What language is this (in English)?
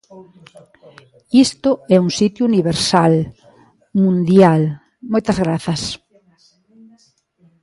Galician